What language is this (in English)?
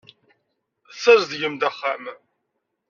Kabyle